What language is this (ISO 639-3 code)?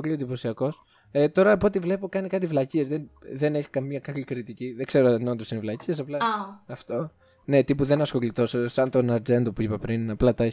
ell